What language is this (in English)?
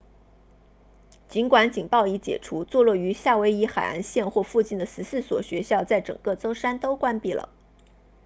Chinese